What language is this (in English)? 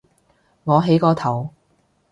Cantonese